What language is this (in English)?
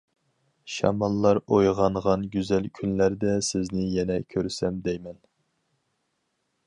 Uyghur